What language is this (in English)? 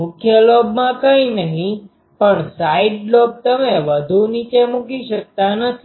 Gujarati